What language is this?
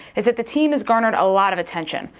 English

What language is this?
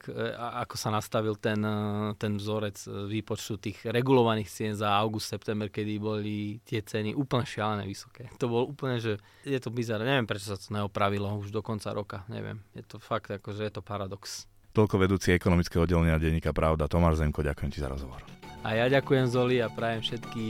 Slovak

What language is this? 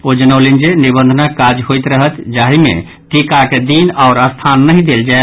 Maithili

